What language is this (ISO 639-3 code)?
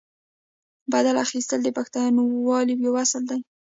pus